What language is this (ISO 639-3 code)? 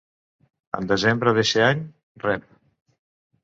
cat